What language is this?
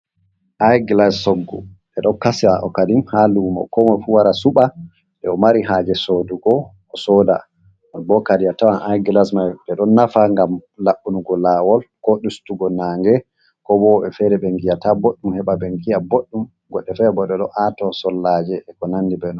Fula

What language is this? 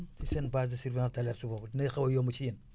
Wolof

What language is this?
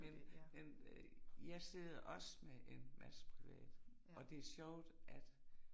Danish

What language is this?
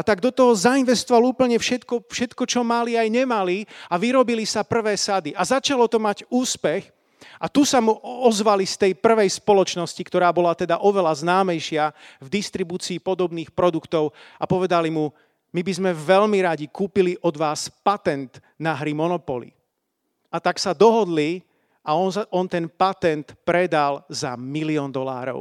Slovak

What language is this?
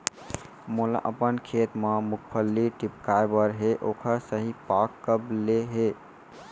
Chhattisgarhi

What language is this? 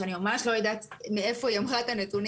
Hebrew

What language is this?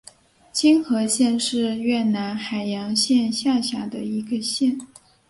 Chinese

